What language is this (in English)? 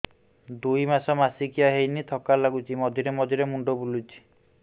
Odia